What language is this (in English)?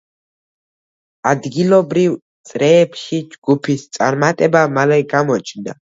Georgian